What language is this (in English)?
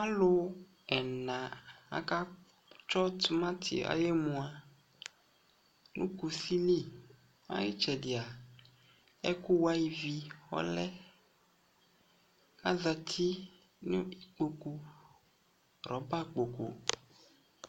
Ikposo